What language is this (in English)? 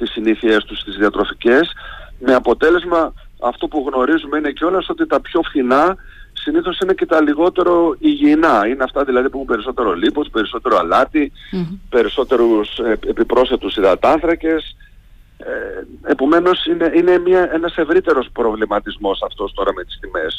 Greek